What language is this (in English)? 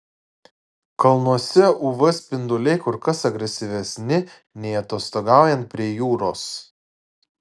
Lithuanian